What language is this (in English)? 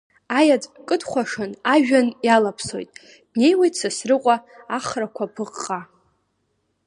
Abkhazian